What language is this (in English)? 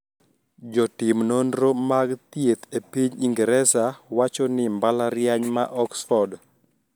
Luo (Kenya and Tanzania)